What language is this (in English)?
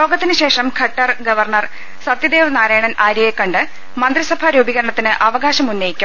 Malayalam